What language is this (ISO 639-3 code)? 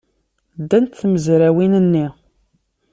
kab